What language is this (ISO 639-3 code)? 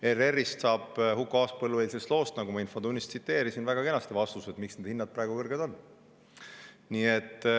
est